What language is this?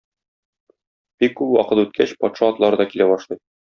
Tatar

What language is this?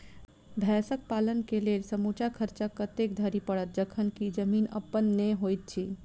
Maithili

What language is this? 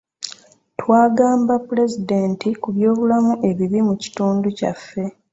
Ganda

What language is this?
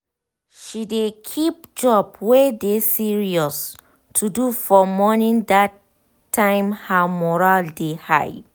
Nigerian Pidgin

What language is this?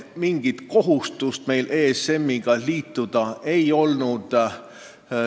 Estonian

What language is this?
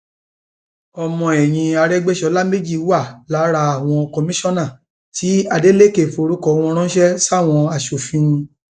Yoruba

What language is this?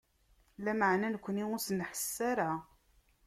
Kabyle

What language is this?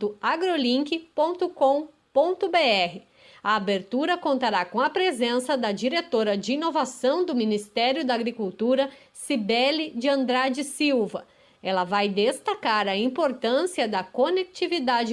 Portuguese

